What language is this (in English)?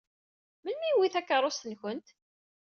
Kabyle